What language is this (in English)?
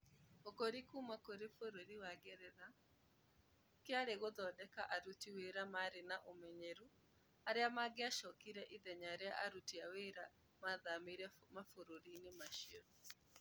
Kikuyu